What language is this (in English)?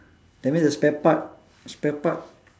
English